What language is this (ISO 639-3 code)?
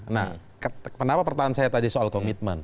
ind